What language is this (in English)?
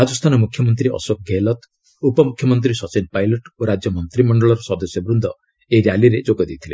Odia